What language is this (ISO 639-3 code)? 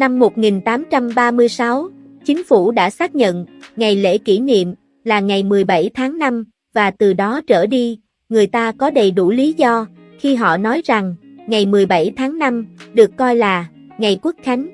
vie